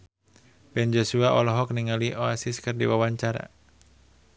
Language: Sundanese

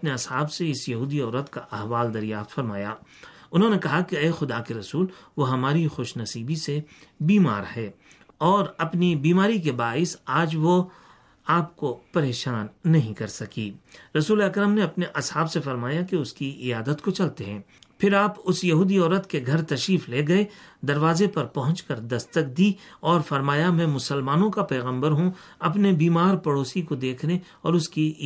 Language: Urdu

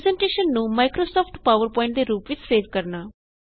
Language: Punjabi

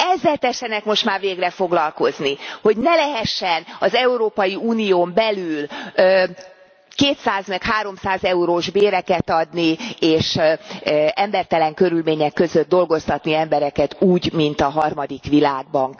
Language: Hungarian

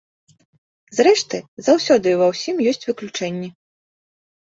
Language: Belarusian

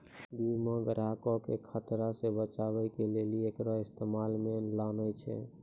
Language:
Maithili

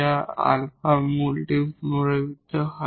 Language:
Bangla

